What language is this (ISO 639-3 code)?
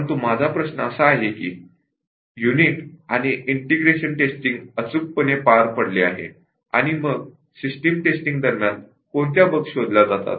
mar